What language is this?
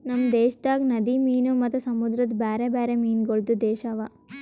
Kannada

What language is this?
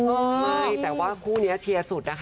Thai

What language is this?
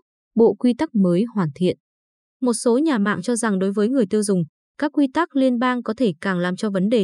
Vietnamese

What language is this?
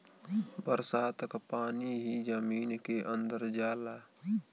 Bhojpuri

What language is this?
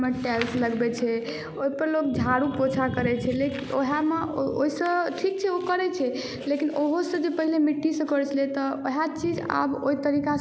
Maithili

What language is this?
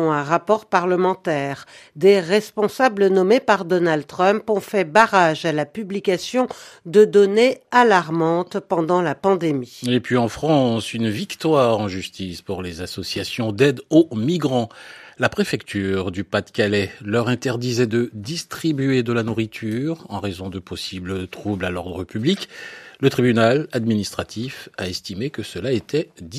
French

